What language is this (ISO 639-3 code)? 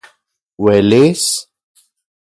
ncx